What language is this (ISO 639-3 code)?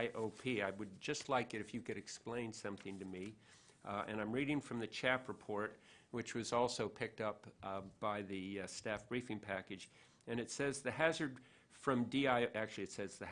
eng